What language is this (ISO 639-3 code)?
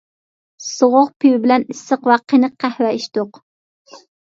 uig